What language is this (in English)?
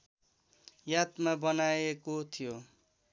Nepali